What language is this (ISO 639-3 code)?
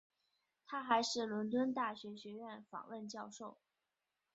zho